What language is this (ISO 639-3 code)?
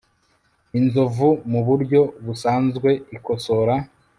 kin